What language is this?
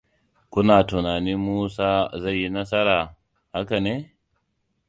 Hausa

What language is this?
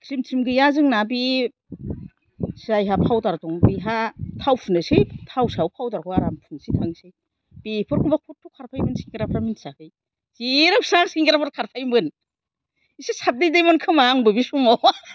Bodo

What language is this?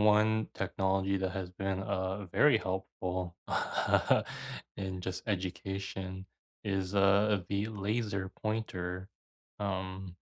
English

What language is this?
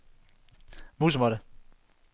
Danish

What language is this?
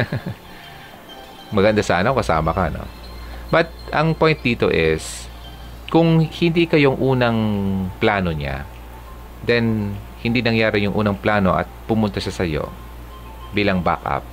Filipino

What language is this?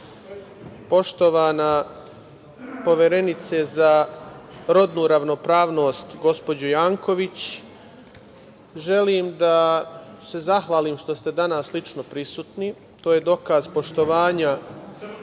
Serbian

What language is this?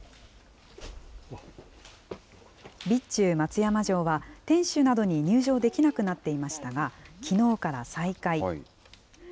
Japanese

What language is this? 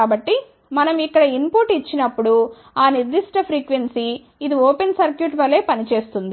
Telugu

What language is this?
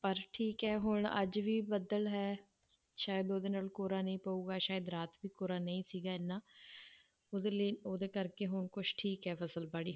Punjabi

